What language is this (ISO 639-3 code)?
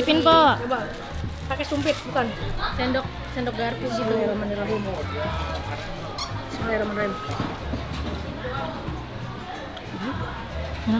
ind